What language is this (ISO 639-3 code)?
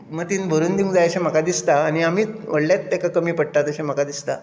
kok